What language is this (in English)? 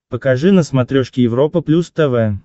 Russian